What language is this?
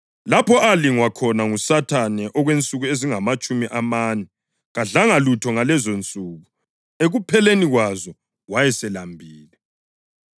North Ndebele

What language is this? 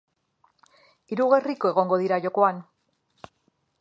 Basque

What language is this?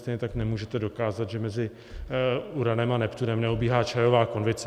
Czech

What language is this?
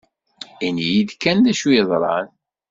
Kabyle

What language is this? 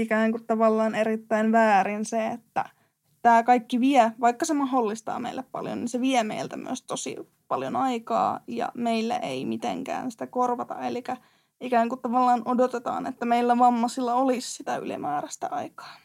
Finnish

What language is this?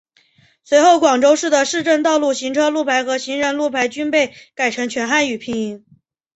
Chinese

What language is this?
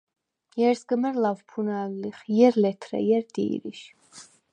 Svan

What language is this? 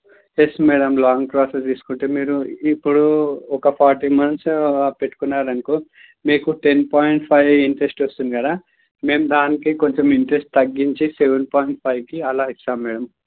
Telugu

